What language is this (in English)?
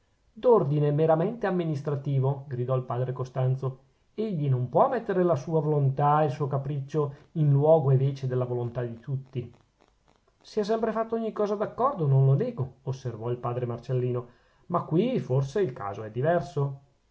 Italian